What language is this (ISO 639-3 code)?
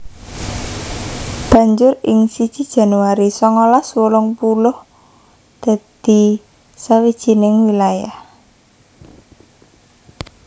jav